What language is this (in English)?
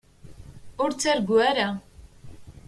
Kabyle